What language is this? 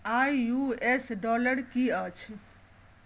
Maithili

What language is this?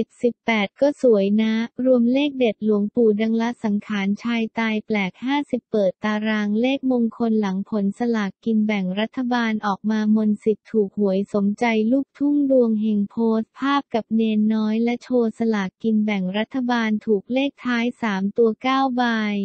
Thai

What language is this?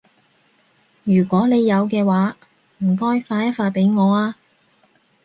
Cantonese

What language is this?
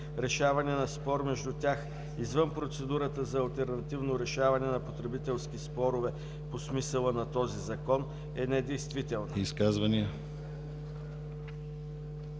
Bulgarian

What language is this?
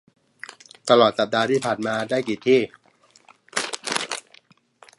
Thai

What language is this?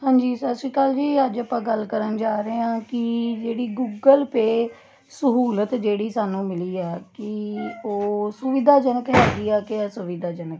Punjabi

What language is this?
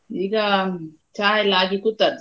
Kannada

